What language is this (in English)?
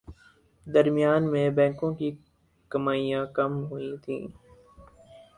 Urdu